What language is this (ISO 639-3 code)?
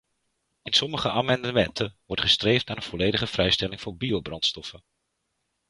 nld